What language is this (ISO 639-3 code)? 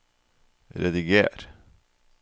nor